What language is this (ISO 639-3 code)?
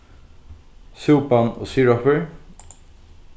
fao